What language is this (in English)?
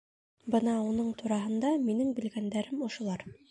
Bashkir